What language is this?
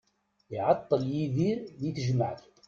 Kabyle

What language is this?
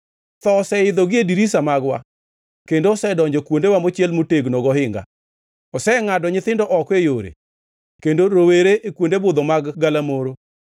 Luo (Kenya and Tanzania)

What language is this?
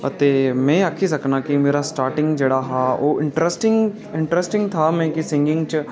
Dogri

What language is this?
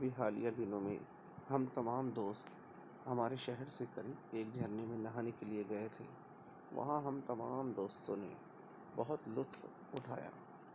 Urdu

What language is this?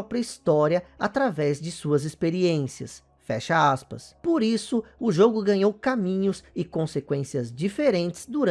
Portuguese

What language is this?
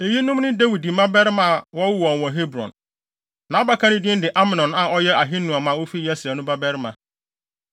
Akan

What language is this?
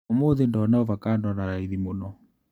Kikuyu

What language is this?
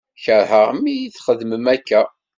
Kabyle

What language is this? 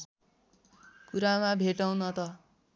Nepali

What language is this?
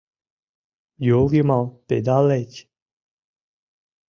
Mari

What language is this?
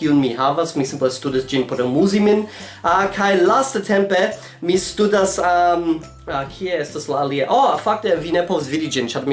Italian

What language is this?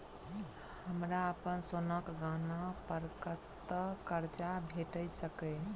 Maithili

